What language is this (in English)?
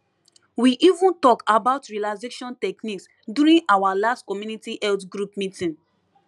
Nigerian Pidgin